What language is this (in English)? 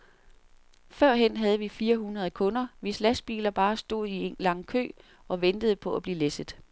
Danish